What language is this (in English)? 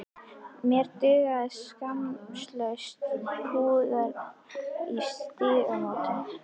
Icelandic